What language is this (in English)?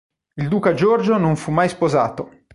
Italian